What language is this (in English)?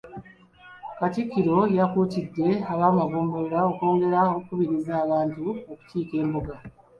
Ganda